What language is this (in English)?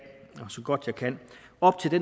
Danish